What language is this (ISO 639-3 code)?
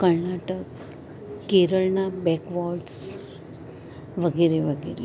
guj